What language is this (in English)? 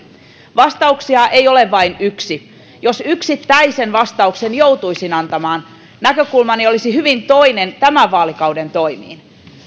Finnish